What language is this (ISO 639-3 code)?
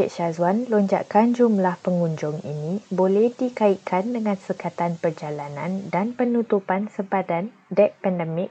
msa